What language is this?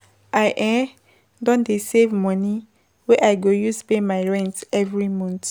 Nigerian Pidgin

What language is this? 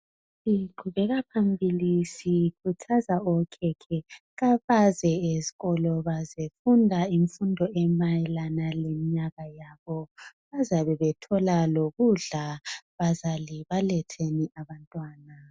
North Ndebele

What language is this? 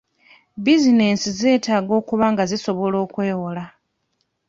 Ganda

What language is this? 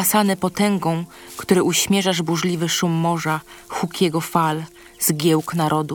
Polish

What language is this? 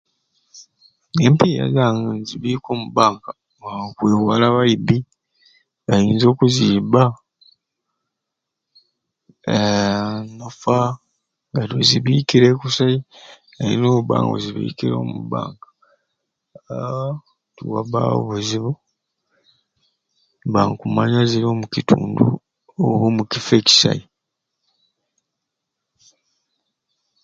Ruuli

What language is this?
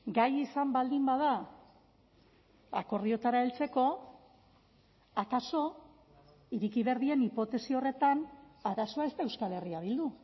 Basque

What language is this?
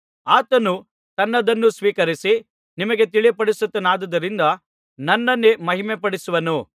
Kannada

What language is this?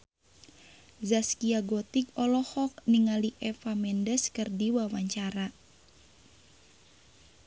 Sundanese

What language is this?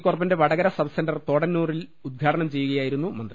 Malayalam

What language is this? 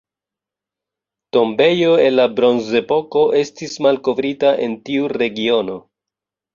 Esperanto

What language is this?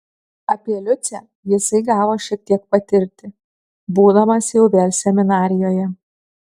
Lithuanian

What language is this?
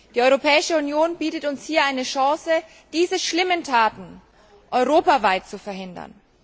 German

